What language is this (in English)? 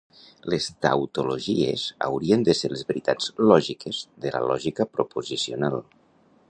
Catalan